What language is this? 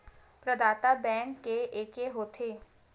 Chhattisgarhi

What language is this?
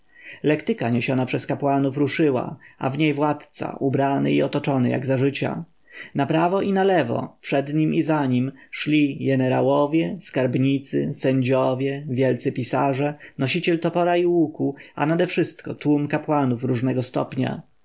Polish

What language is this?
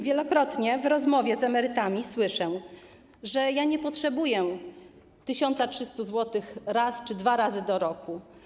Polish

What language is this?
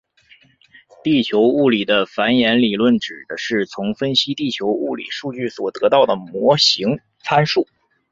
Chinese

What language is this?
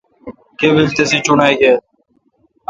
Kalkoti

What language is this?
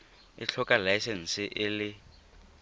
Tswana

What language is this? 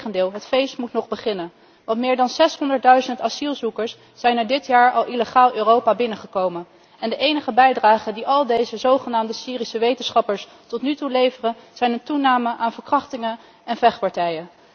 Dutch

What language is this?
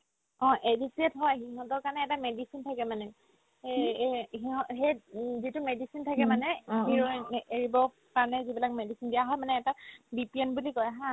Assamese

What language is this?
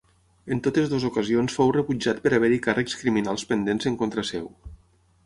Catalan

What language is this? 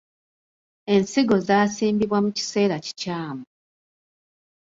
Ganda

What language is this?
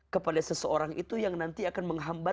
Indonesian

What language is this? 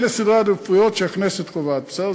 Hebrew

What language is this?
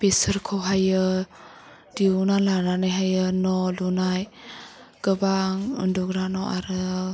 Bodo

